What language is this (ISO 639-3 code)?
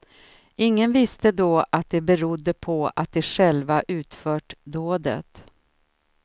swe